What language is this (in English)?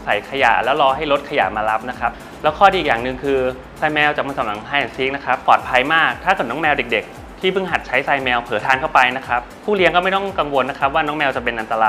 Thai